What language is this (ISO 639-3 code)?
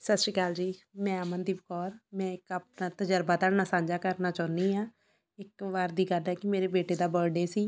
pan